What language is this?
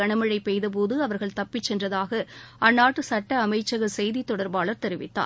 Tamil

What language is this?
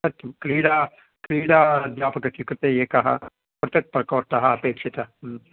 Sanskrit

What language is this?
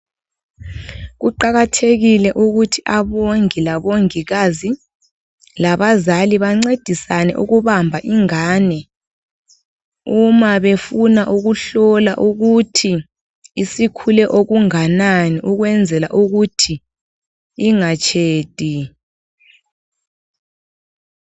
North Ndebele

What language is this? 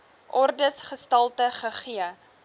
Afrikaans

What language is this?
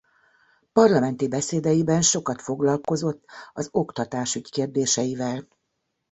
Hungarian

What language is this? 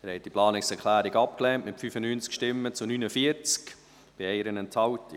Swiss German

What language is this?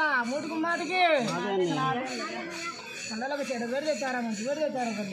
Arabic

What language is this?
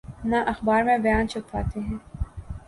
Urdu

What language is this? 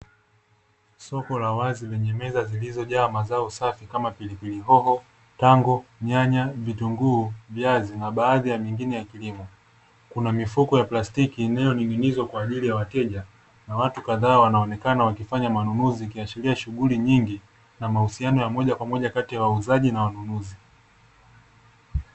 Swahili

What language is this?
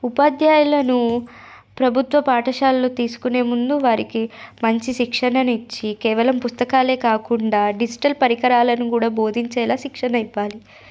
Telugu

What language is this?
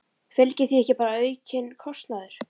Icelandic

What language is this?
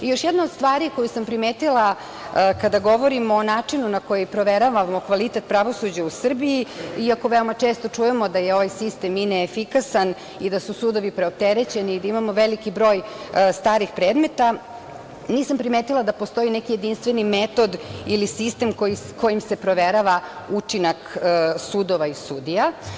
Serbian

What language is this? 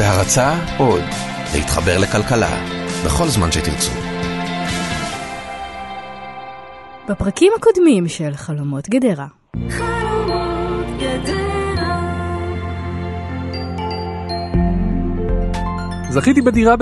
Hebrew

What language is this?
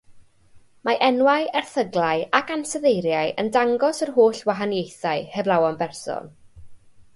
Welsh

